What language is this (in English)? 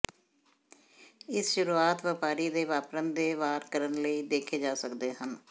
Punjabi